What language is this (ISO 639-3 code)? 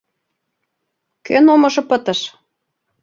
chm